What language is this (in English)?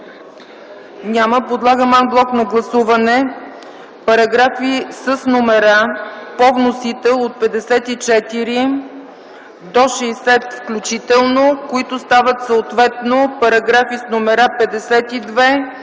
Bulgarian